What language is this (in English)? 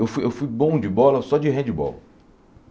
Portuguese